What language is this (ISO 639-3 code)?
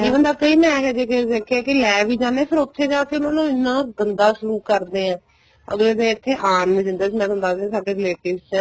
pan